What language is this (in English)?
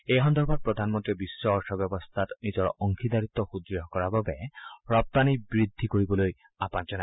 Assamese